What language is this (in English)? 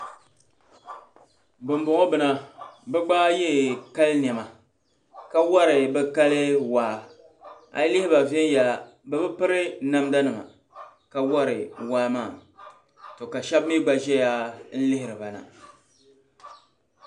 Dagbani